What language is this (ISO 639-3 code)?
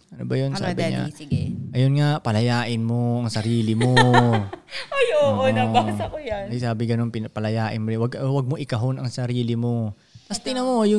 fil